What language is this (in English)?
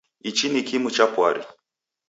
Taita